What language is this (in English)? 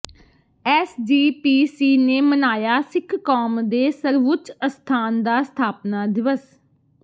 Punjabi